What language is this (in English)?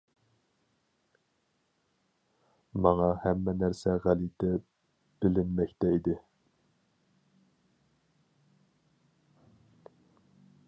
Uyghur